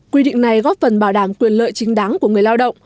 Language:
Vietnamese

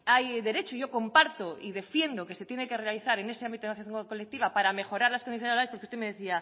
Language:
Spanish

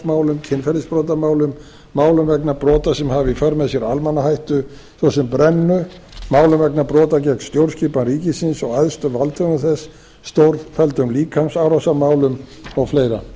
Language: Icelandic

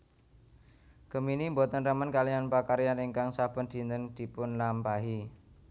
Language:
Javanese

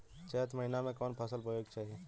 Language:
Bhojpuri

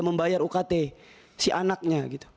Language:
Indonesian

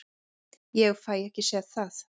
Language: Icelandic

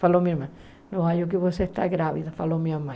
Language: Portuguese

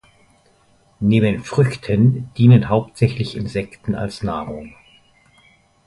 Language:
German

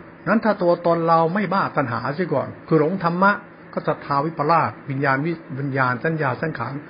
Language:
Thai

